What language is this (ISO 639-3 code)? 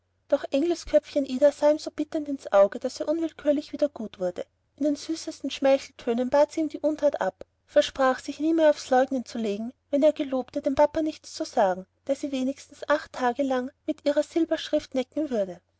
deu